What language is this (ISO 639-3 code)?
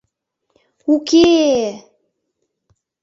chm